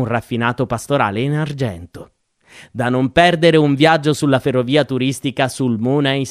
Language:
Italian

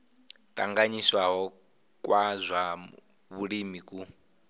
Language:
Venda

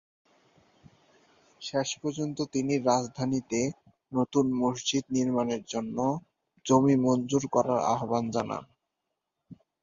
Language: Bangla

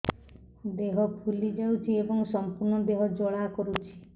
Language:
Odia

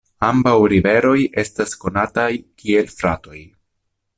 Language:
Esperanto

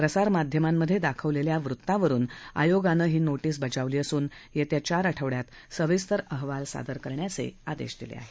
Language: Marathi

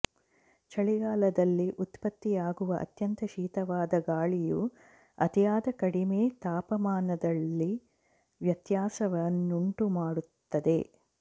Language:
Kannada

